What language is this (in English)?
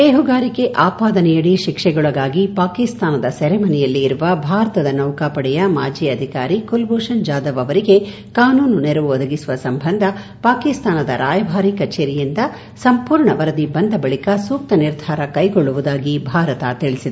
Kannada